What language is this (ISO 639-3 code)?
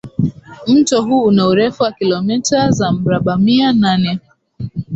swa